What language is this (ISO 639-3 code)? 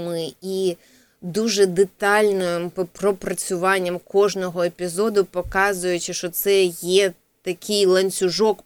ukr